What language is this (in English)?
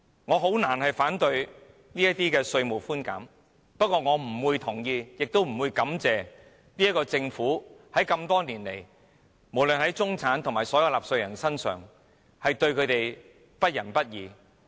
Cantonese